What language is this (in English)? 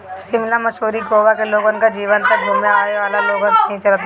Bhojpuri